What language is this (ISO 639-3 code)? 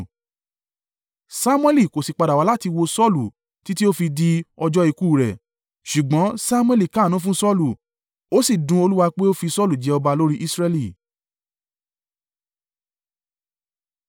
yor